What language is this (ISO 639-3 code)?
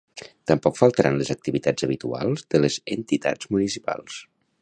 cat